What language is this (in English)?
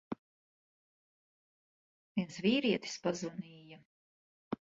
Latvian